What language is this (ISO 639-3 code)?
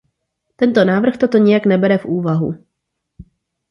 ces